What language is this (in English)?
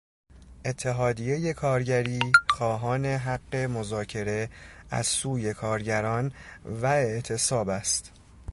Persian